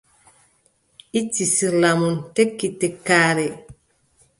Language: Adamawa Fulfulde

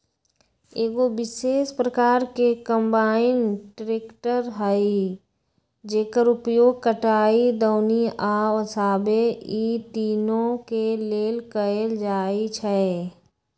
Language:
Magahi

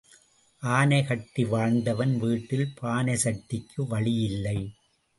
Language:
Tamil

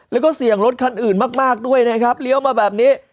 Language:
Thai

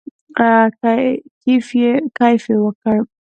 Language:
Pashto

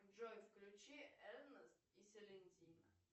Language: Russian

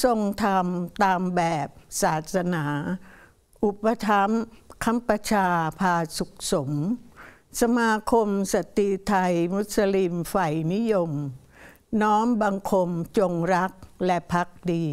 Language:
Thai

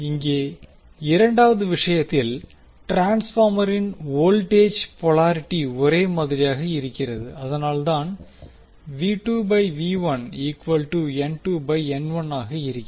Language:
Tamil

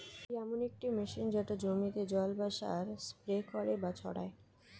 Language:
Bangla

